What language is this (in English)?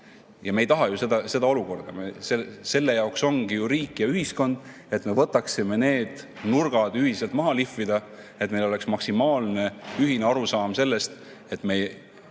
Estonian